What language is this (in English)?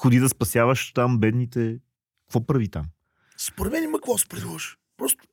Bulgarian